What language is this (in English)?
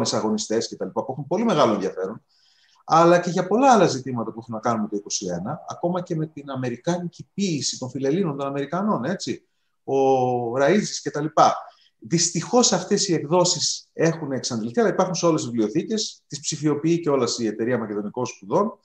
Greek